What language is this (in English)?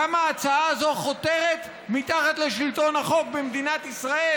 Hebrew